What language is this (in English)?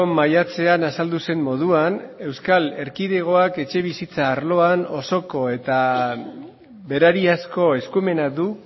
Basque